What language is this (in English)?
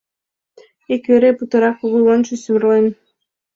Mari